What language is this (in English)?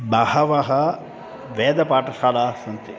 Sanskrit